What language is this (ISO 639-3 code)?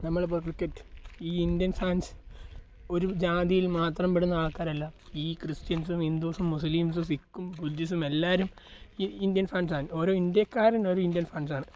mal